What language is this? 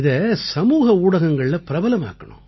Tamil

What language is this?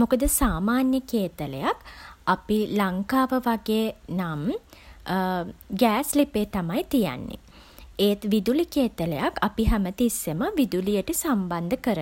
Sinhala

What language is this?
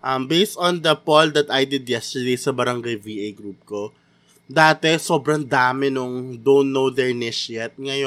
Filipino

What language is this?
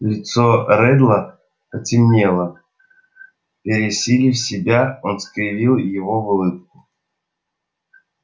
Russian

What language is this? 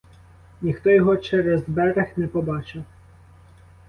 Ukrainian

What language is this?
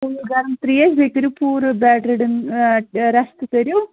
Kashmiri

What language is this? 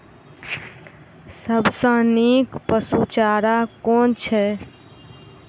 Maithili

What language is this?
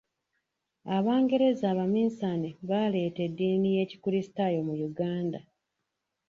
Ganda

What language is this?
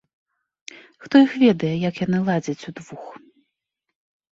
Belarusian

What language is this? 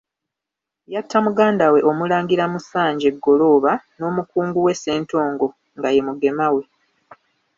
Ganda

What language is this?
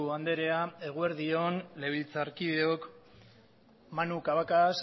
Basque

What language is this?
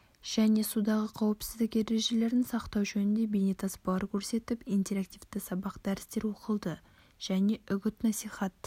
Kazakh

